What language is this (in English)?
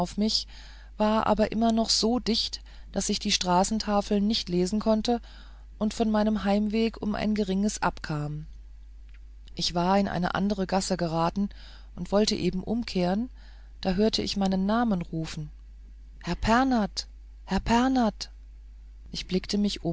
German